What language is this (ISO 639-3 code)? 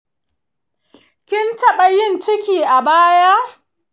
hau